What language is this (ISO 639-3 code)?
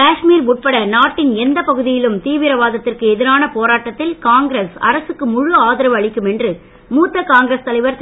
tam